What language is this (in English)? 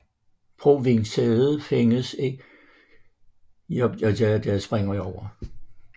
Danish